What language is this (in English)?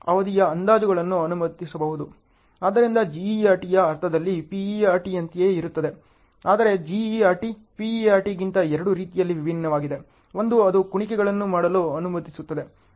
Kannada